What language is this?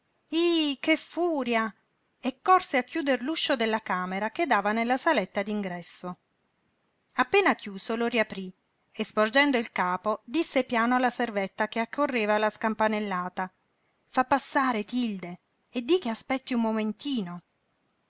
Italian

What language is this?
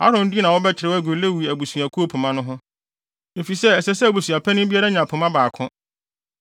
Akan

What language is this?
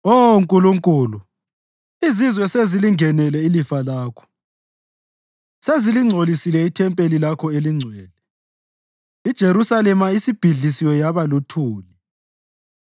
North Ndebele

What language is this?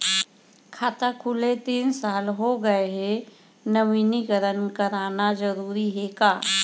Chhattisgarhi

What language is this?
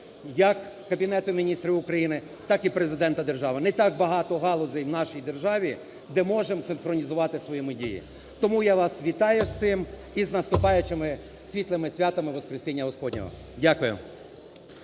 Ukrainian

